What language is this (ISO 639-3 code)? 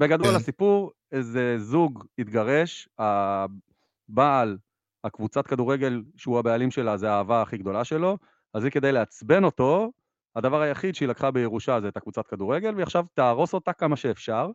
heb